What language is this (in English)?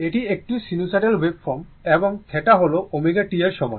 Bangla